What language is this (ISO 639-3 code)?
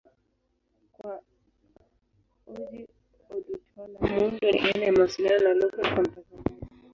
swa